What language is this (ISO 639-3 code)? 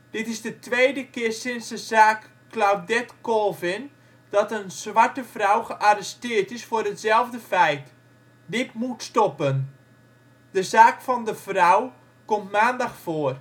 nld